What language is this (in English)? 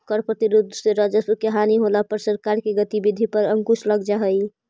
Magahi